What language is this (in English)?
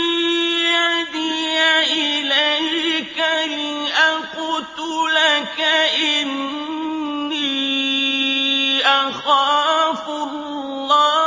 Arabic